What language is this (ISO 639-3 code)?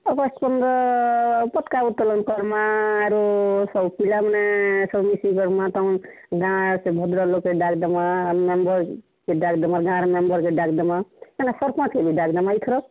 ori